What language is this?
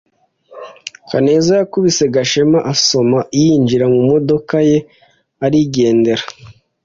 Kinyarwanda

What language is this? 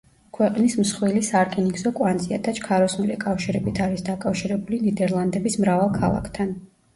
Georgian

